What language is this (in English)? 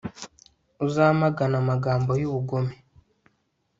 Kinyarwanda